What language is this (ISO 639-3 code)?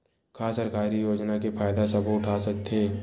hne